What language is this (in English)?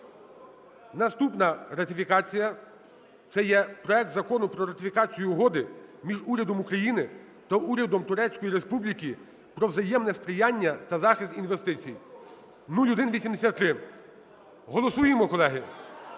Ukrainian